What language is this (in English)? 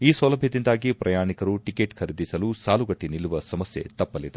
Kannada